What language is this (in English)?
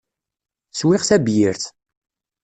Kabyle